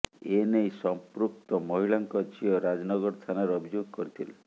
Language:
Odia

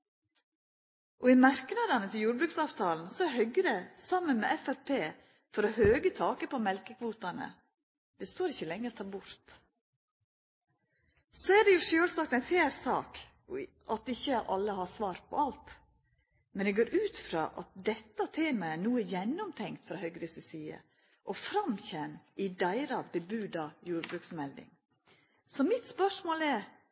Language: Norwegian Nynorsk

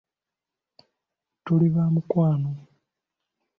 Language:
Ganda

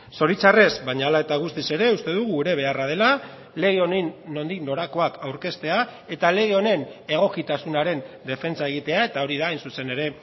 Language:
Basque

